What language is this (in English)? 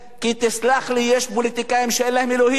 Hebrew